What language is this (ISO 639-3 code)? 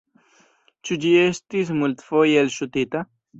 epo